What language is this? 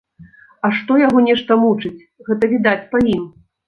Belarusian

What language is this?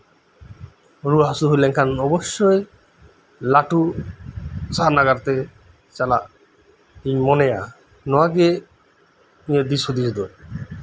Santali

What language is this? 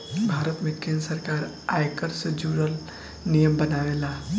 Bhojpuri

